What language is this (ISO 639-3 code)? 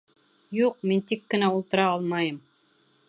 bak